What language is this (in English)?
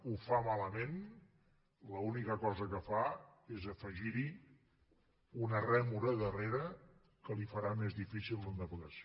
Catalan